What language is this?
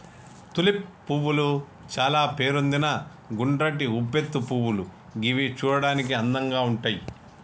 Telugu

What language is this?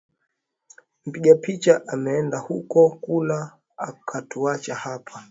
Swahili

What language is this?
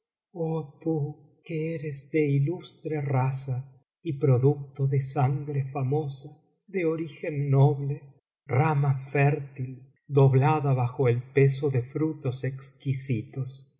Spanish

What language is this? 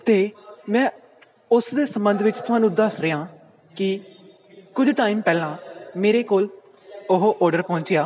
Punjabi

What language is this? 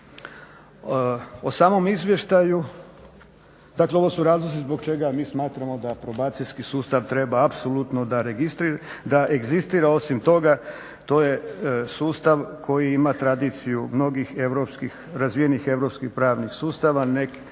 Croatian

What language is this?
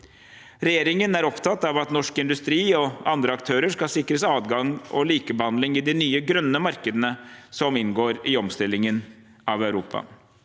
Norwegian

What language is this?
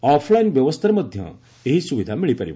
Odia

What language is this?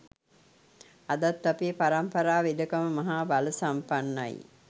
Sinhala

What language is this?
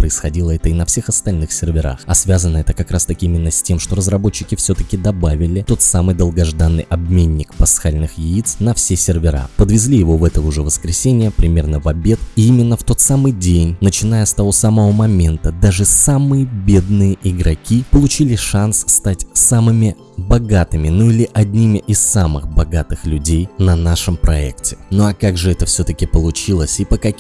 Russian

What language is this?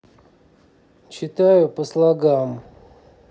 Russian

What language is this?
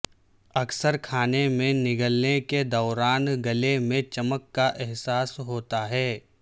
Urdu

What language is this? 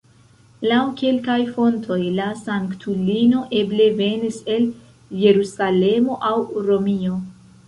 Esperanto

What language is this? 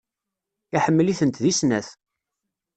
Kabyle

